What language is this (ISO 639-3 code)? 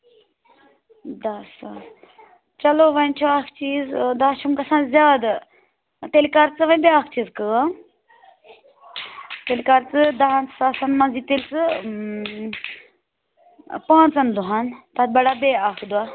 kas